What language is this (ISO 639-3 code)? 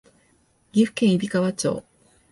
jpn